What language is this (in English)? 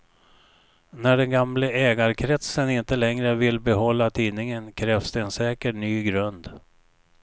Swedish